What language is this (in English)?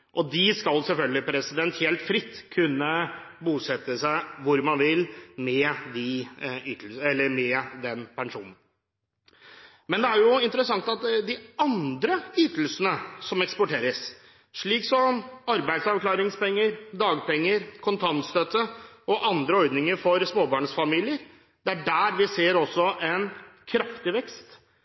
Norwegian Bokmål